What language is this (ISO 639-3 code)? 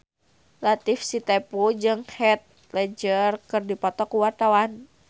sun